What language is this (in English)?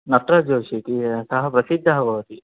Sanskrit